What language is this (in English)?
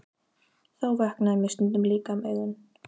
Icelandic